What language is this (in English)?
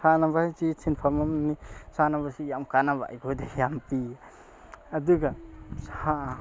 Manipuri